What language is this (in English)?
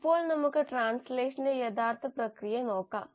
Malayalam